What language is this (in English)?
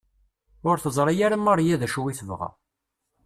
Kabyle